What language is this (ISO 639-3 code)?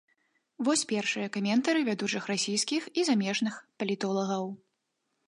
bel